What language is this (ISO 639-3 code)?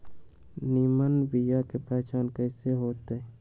mag